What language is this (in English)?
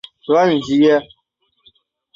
Chinese